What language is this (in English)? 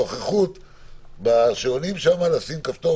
Hebrew